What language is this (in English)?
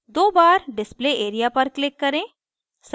Hindi